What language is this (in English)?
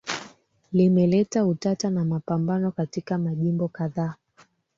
Swahili